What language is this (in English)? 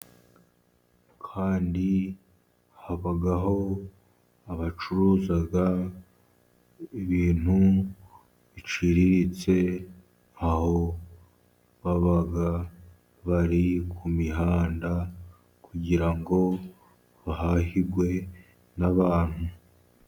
Kinyarwanda